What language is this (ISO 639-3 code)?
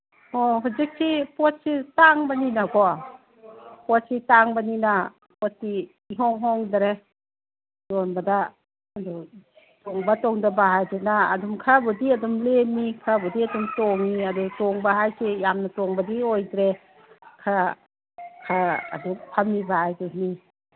mni